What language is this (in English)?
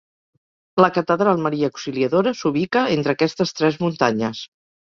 Catalan